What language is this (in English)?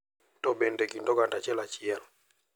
Luo (Kenya and Tanzania)